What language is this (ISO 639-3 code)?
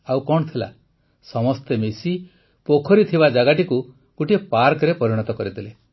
ori